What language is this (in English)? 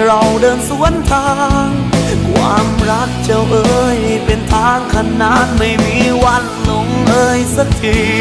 Thai